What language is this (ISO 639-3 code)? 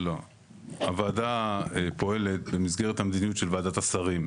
heb